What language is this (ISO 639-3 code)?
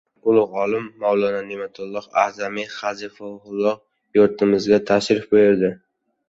uzb